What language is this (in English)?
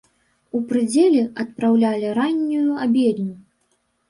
Belarusian